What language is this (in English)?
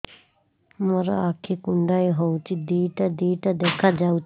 Odia